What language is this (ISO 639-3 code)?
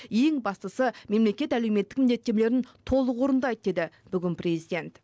kaz